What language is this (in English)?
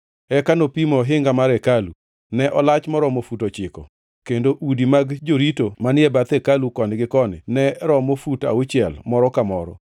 Luo (Kenya and Tanzania)